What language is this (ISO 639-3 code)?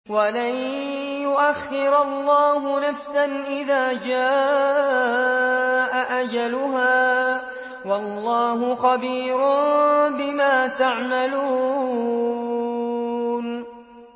ara